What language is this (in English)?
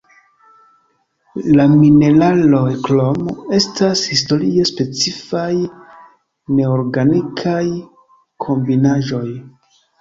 Esperanto